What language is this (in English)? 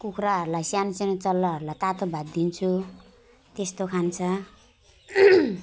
Nepali